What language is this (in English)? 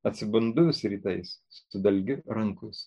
Lithuanian